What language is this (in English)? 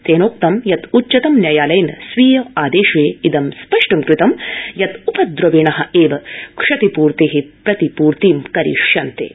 Sanskrit